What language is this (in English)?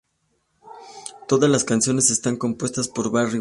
Spanish